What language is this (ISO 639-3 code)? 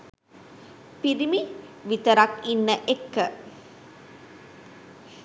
sin